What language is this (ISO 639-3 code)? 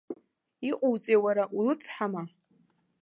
abk